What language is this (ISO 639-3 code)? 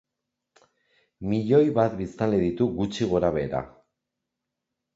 eus